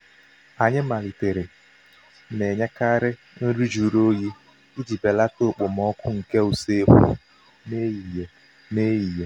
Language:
Igbo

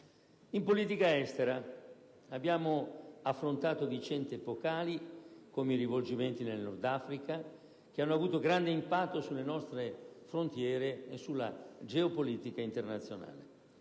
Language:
Italian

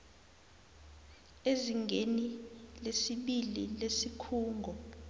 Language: South Ndebele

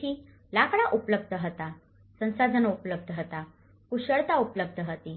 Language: Gujarati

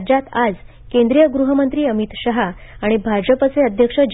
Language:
Marathi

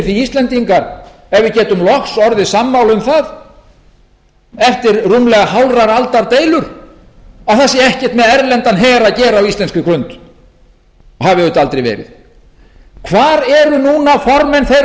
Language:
Icelandic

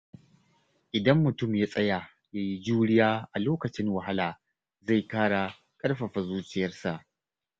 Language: Hausa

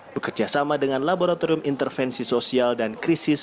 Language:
Indonesian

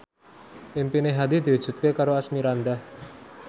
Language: Javanese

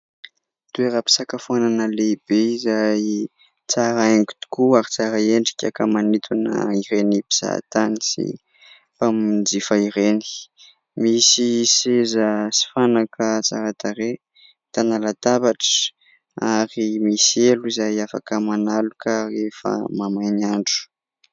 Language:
Malagasy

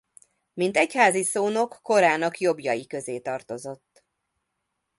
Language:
Hungarian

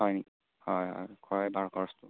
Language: Assamese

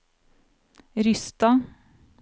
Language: Norwegian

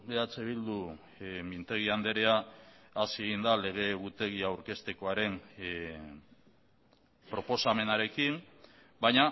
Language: Basque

